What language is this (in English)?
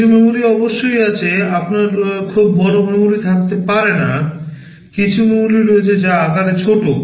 Bangla